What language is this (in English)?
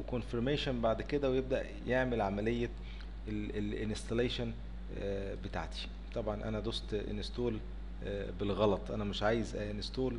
Arabic